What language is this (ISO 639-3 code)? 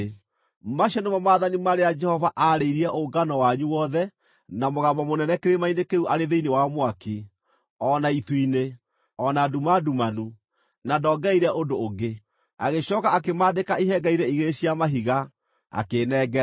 kik